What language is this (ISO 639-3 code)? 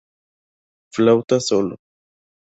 spa